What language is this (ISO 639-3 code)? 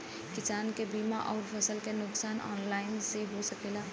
bho